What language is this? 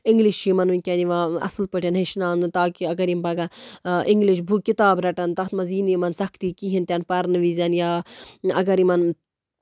Kashmiri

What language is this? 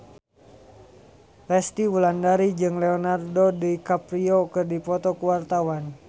Sundanese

